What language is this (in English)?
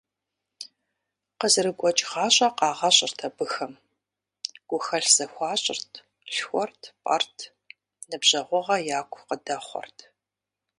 Kabardian